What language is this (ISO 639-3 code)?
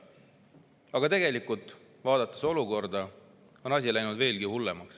est